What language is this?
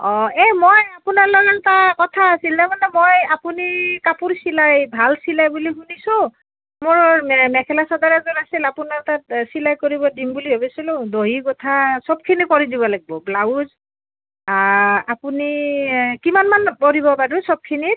Assamese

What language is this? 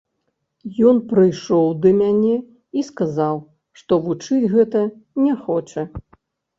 Belarusian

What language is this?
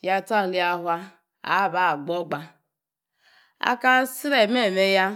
Yace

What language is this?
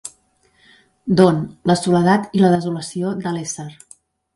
Catalan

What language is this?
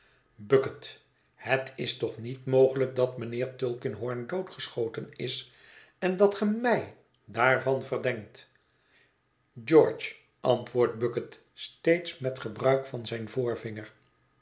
Dutch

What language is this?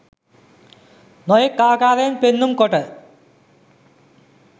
Sinhala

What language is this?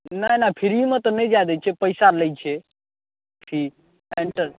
Maithili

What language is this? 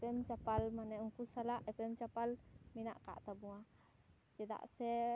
Santali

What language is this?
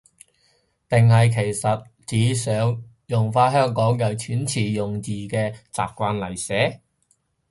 Cantonese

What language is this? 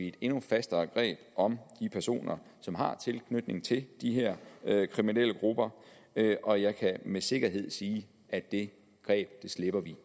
Danish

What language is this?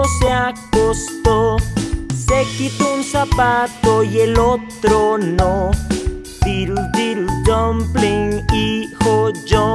Spanish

